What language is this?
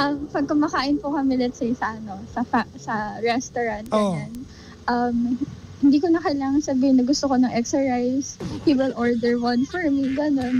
Filipino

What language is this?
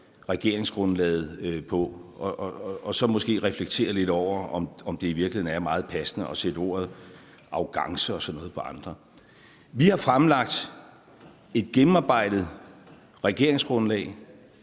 Danish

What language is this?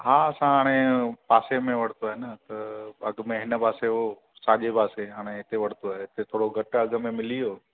Sindhi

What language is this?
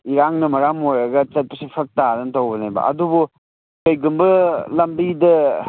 Manipuri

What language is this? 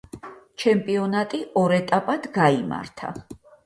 Georgian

